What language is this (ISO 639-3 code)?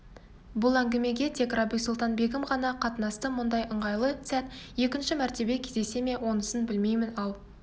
kaz